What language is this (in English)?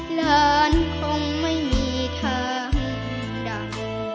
Thai